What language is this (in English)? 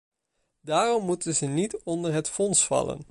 Dutch